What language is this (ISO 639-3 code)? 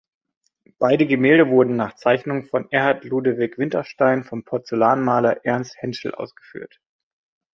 deu